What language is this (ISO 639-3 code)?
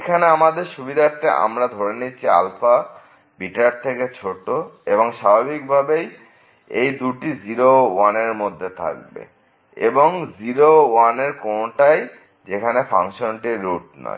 ben